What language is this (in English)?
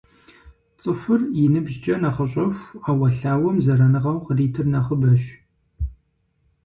Kabardian